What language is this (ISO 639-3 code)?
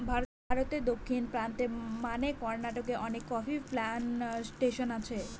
ben